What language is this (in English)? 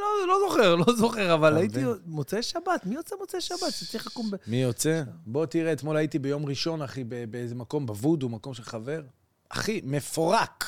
Hebrew